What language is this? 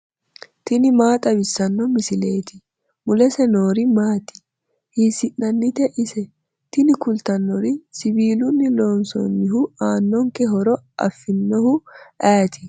Sidamo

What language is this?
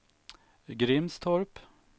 Swedish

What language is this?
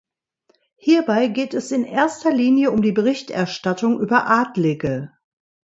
German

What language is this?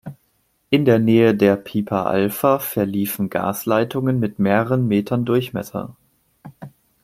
German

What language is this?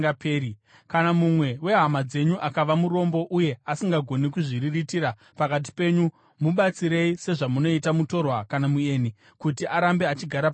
Shona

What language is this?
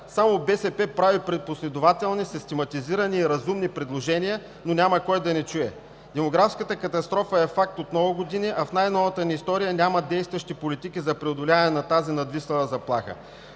Bulgarian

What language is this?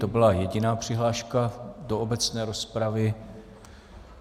Czech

